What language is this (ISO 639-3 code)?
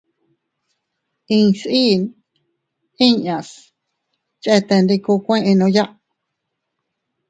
cut